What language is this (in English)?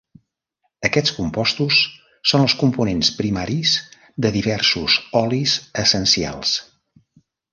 Catalan